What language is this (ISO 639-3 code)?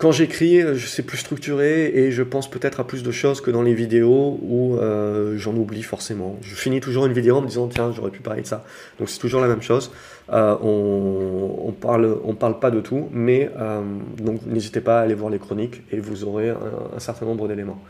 fra